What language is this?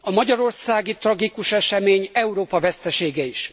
Hungarian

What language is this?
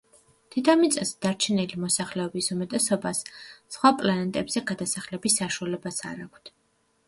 Georgian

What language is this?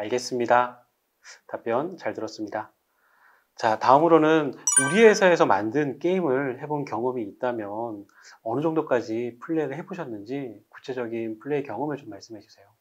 Korean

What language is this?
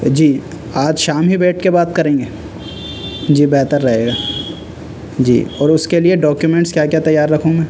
Urdu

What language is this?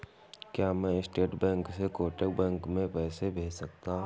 Hindi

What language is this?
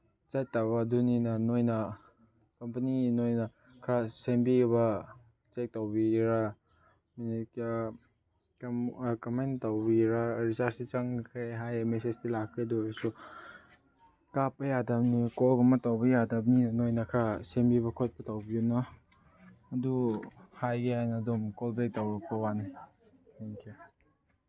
Manipuri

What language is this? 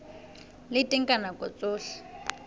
Southern Sotho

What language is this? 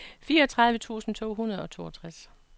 Danish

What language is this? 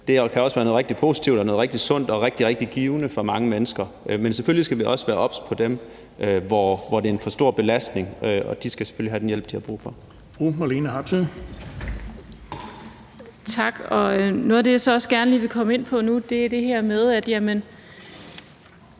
Danish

